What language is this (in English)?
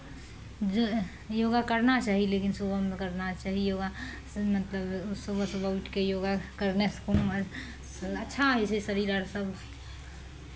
Maithili